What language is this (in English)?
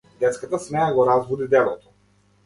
Macedonian